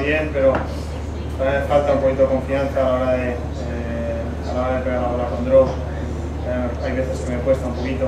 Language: Spanish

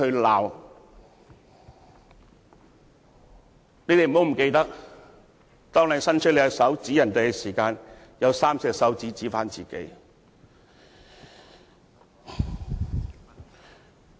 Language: Cantonese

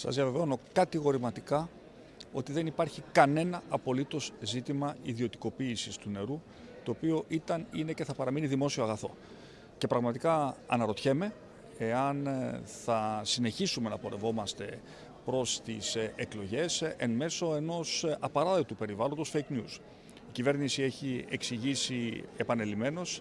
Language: Greek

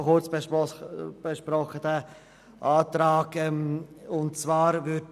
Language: Swiss German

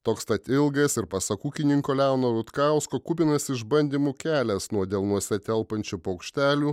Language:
Lithuanian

